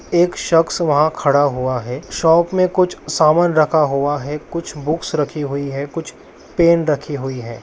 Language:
Magahi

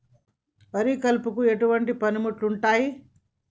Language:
Telugu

